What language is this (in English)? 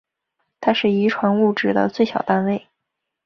Chinese